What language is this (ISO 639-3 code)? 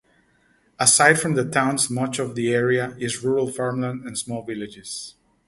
eng